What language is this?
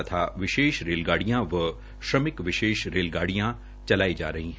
Hindi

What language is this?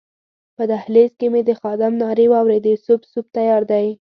Pashto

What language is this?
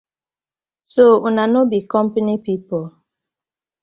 Nigerian Pidgin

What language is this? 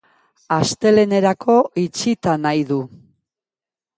Basque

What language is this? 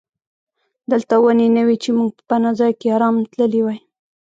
Pashto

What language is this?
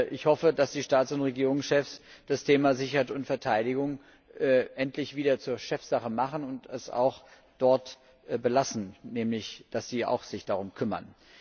German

